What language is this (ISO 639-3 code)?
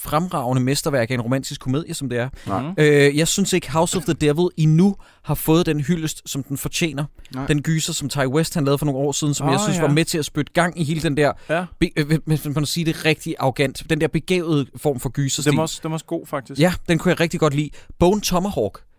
dan